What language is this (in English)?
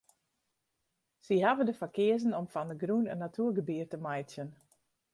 Western Frisian